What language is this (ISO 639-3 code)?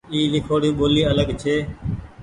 gig